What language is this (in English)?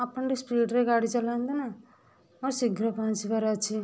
Odia